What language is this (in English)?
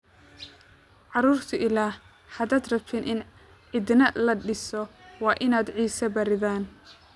Somali